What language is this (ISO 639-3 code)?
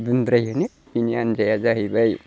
brx